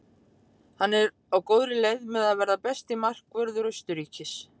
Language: Icelandic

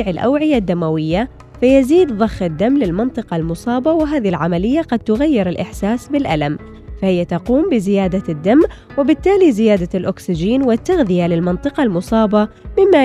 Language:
Arabic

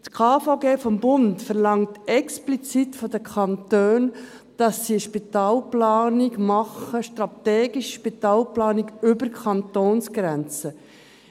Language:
Swiss German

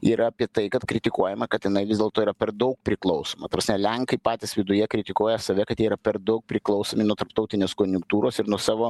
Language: Lithuanian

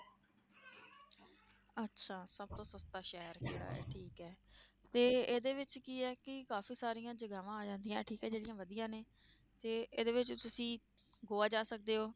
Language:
Punjabi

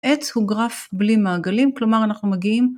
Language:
Hebrew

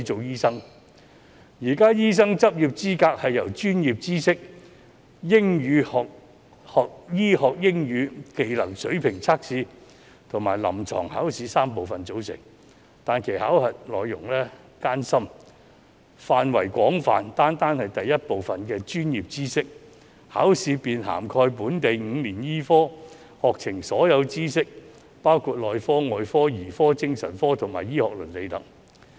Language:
Cantonese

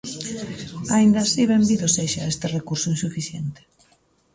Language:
Galician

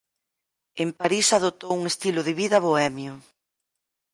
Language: Galician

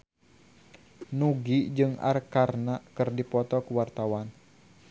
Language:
Sundanese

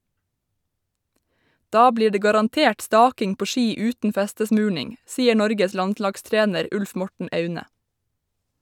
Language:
Norwegian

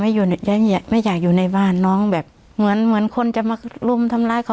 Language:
Thai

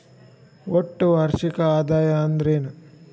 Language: Kannada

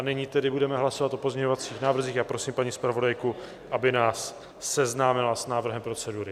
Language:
Czech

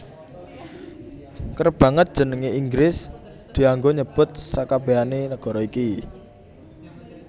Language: Javanese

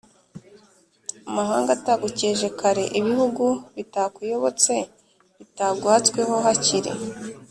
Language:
Kinyarwanda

